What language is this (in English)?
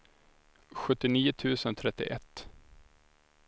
Swedish